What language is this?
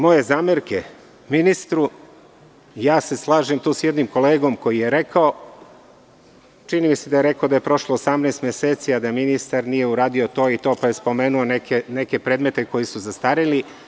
Serbian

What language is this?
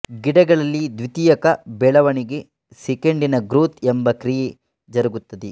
Kannada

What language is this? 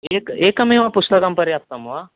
Sanskrit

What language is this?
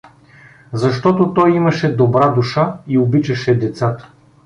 Bulgarian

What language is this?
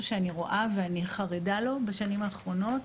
Hebrew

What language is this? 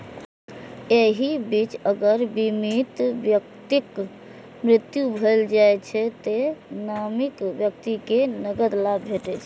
Maithili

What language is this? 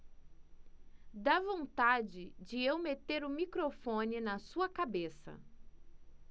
Portuguese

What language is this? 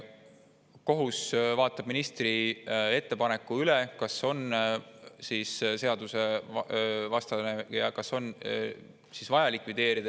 Estonian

